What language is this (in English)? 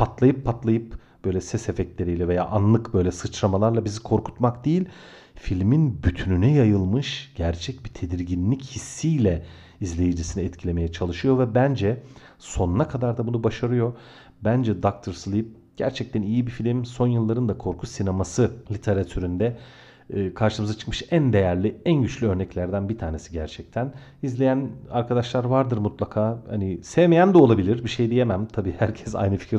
Turkish